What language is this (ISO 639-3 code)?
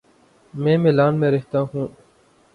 urd